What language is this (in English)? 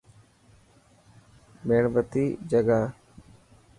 Dhatki